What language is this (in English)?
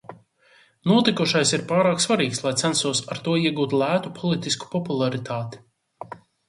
Latvian